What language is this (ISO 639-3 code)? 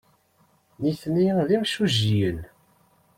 kab